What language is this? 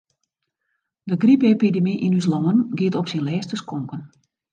Western Frisian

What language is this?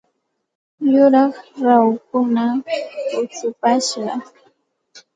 Santa Ana de Tusi Pasco Quechua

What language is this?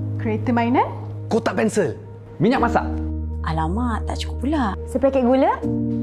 Malay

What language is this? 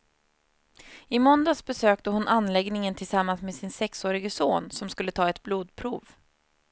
Swedish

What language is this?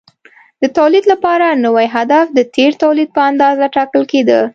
Pashto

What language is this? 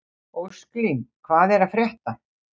Icelandic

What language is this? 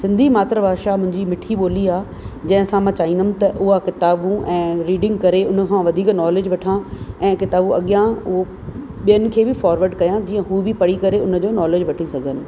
Sindhi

